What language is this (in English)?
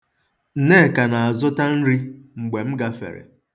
Igbo